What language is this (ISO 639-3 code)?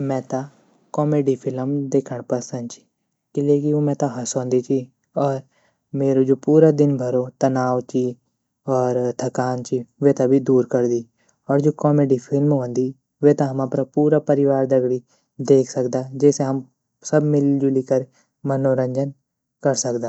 gbm